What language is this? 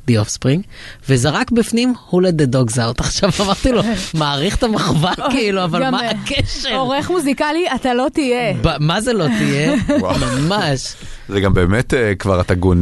Hebrew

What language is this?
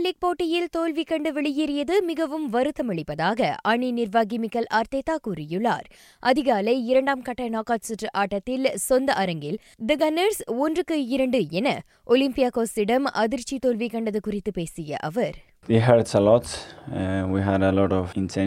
Tamil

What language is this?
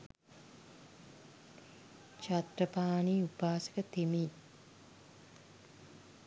Sinhala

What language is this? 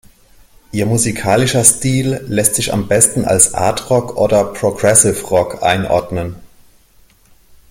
German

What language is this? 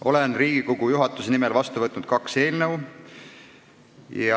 Estonian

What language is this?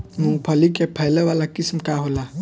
Bhojpuri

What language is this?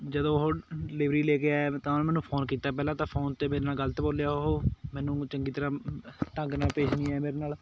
Punjabi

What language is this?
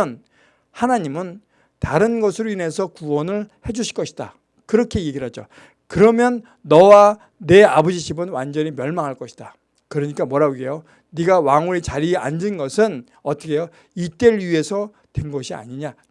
Korean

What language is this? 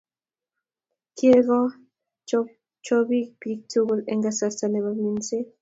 Kalenjin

